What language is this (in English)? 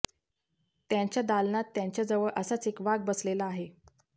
Marathi